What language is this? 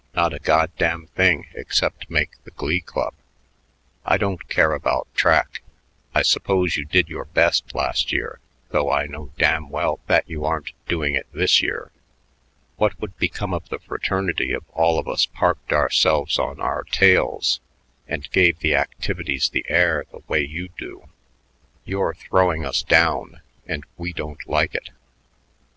English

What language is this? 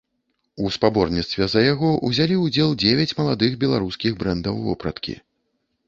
Belarusian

